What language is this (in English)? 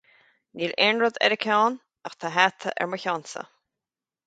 Irish